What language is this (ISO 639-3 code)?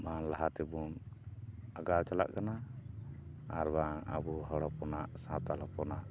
sat